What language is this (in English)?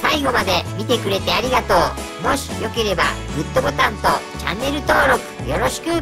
Japanese